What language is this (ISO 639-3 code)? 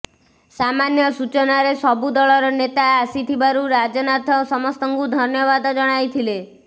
ori